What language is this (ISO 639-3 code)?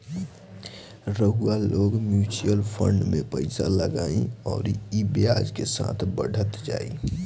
bho